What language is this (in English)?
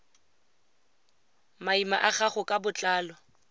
Tswana